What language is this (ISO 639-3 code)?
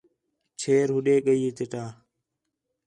xhe